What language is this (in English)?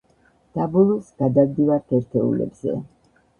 Georgian